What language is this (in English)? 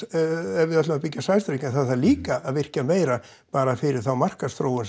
Icelandic